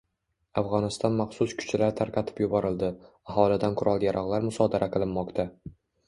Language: Uzbek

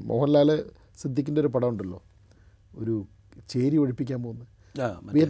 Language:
Malayalam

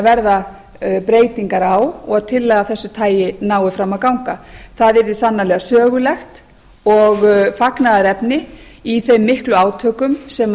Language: Icelandic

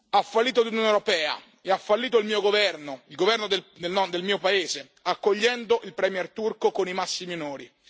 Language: Italian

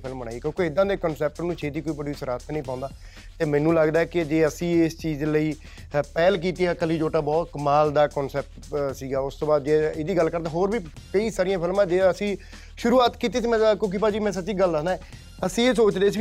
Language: Punjabi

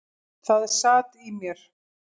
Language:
Icelandic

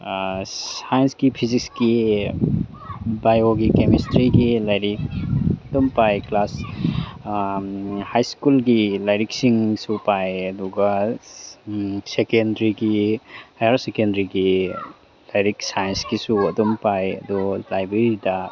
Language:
Manipuri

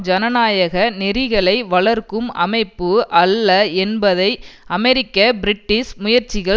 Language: Tamil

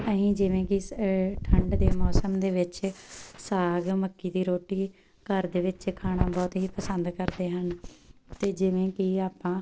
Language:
Punjabi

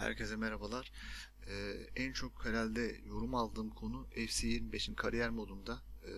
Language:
Turkish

